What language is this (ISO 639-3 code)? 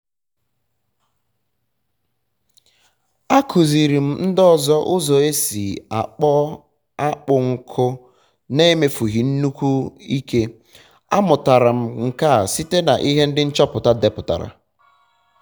ibo